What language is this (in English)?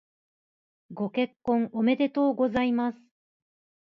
Japanese